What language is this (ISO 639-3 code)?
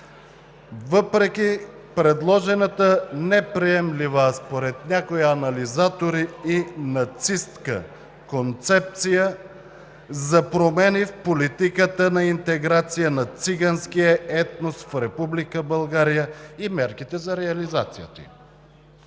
bul